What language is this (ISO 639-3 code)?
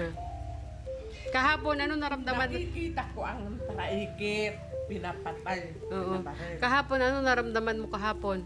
fil